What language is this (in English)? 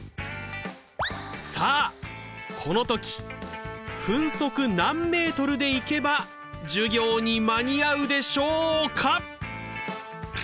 Japanese